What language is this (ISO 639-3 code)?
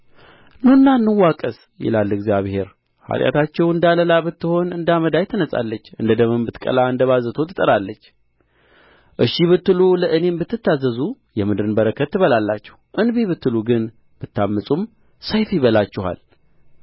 amh